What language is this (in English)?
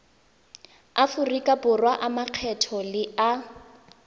Tswana